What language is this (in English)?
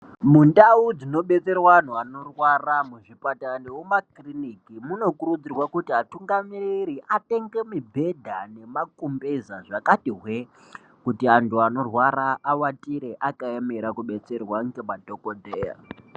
Ndau